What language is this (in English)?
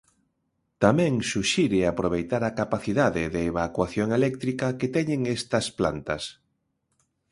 Galician